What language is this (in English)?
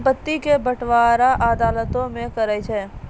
Maithili